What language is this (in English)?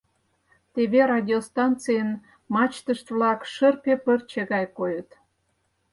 Mari